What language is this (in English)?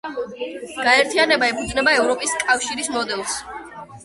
Georgian